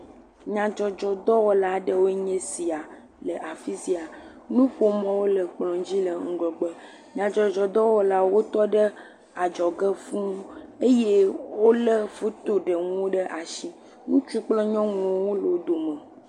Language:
Ewe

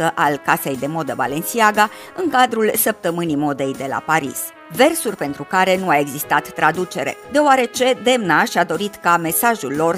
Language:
Romanian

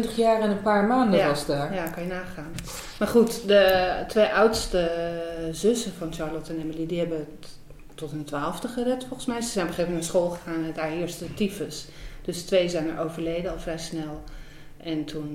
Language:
Dutch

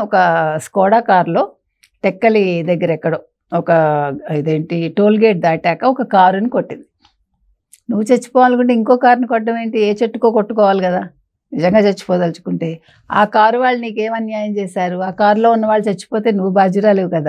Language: Telugu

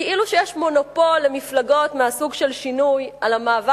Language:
Hebrew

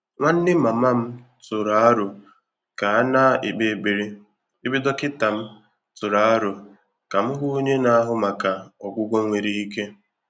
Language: Igbo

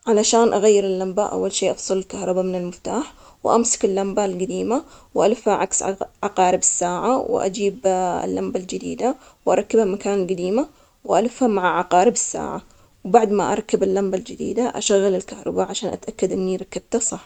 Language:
Omani Arabic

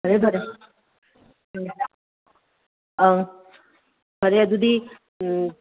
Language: Manipuri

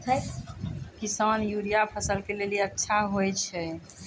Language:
Maithili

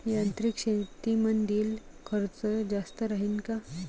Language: Marathi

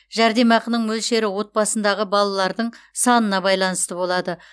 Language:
Kazakh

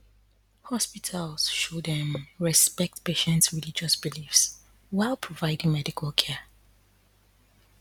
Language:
Nigerian Pidgin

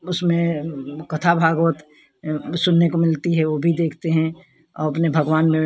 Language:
Hindi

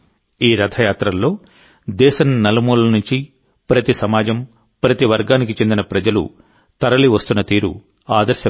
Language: Telugu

